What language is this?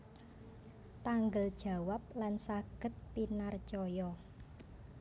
Javanese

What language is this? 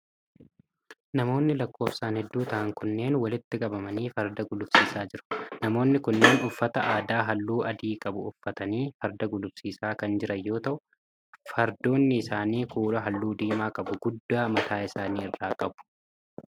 Oromo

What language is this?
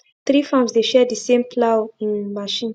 Nigerian Pidgin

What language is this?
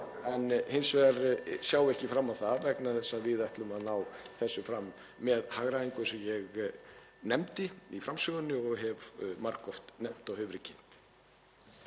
Icelandic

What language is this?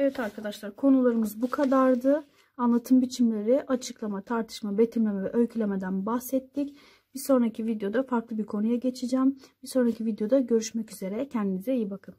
Turkish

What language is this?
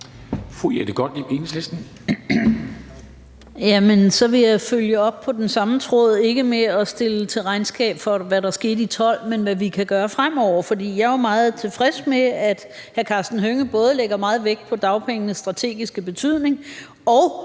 Danish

